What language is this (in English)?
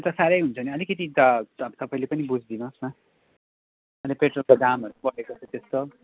Nepali